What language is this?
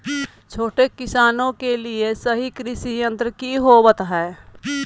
Magahi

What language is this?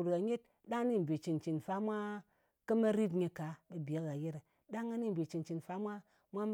Ngas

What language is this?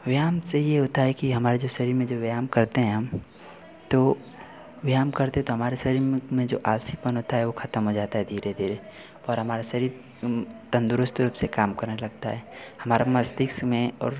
Hindi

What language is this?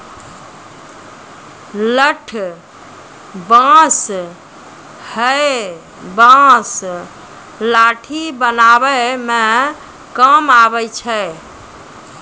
Maithili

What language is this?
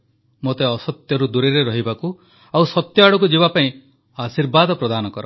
Odia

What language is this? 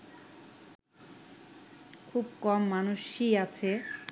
Bangla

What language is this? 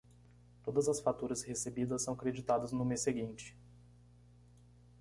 Portuguese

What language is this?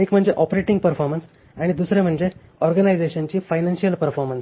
Marathi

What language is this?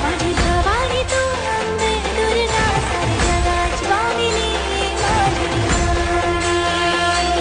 Marathi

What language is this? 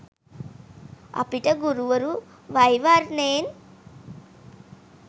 Sinhala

